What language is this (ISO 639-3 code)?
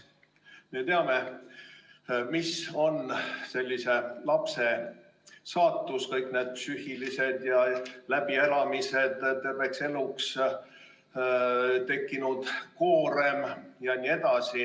est